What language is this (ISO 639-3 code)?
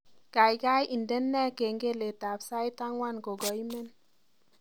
kln